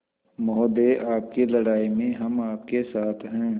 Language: Hindi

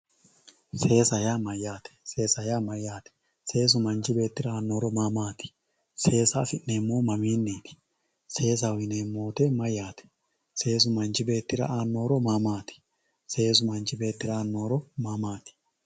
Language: Sidamo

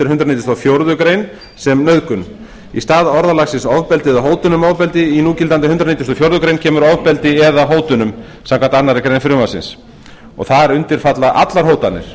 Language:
Icelandic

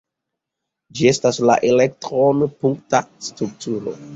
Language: Esperanto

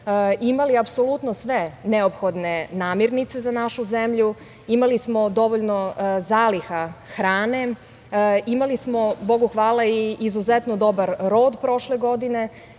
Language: Serbian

